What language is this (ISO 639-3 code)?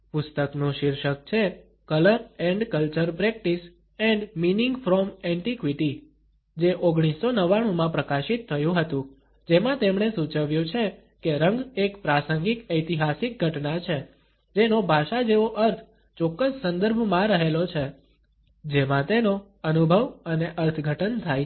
guj